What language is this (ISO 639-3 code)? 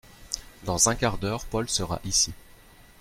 fra